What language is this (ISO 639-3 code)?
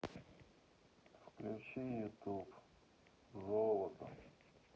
rus